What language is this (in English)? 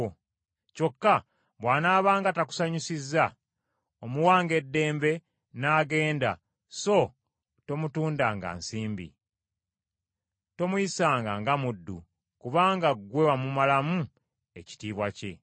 Ganda